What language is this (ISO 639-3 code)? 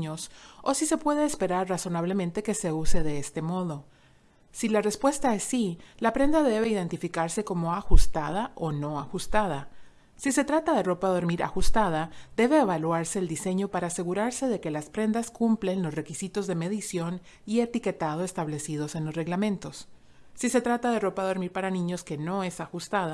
spa